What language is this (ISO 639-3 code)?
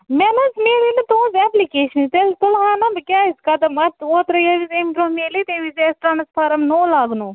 kas